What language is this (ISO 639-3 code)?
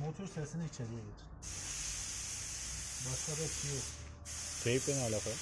tur